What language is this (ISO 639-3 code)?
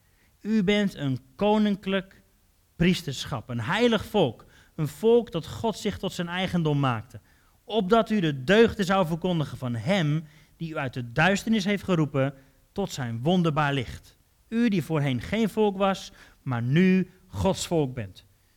nld